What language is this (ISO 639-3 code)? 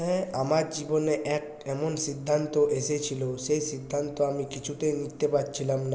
ben